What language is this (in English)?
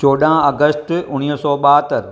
Sindhi